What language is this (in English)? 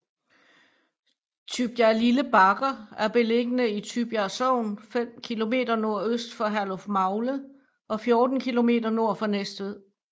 Danish